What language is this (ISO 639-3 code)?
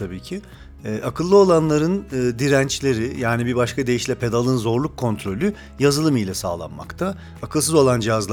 tur